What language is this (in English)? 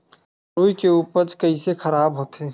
Chhattisgarhi